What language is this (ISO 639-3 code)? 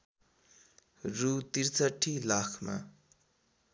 nep